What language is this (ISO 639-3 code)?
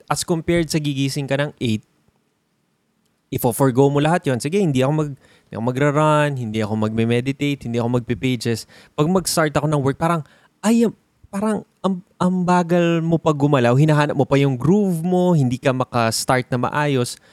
fil